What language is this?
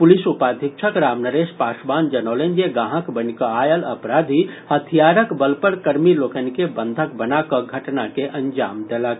Maithili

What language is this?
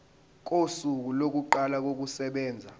Zulu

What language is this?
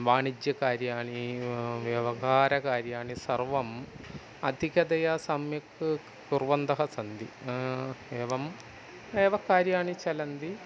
Sanskrit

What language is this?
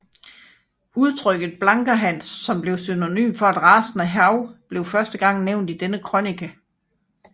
Danish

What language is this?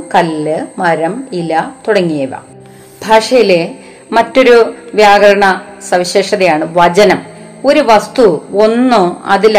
Malayalam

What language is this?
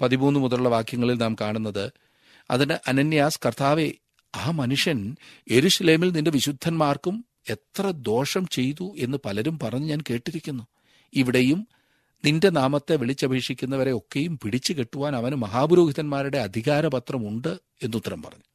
Malayalam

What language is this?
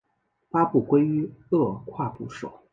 Chinese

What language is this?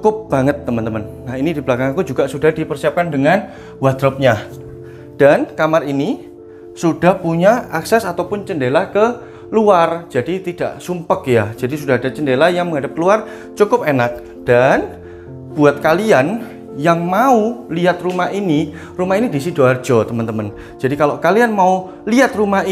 Indonesian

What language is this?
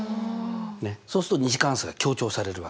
Japanese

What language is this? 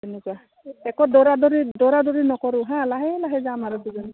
Assamese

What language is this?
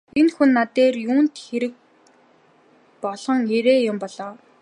Mongolian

